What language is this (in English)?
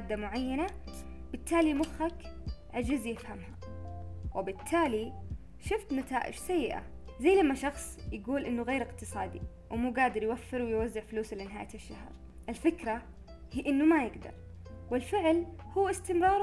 Arabic